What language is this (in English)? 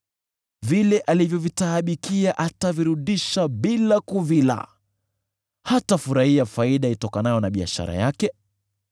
Swahili